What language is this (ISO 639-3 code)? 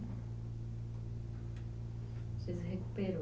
por